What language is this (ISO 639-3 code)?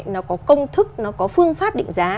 vie